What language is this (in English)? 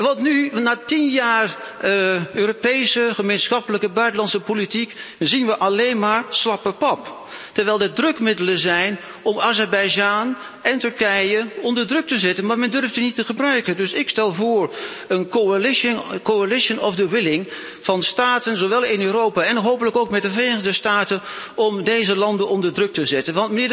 Dutch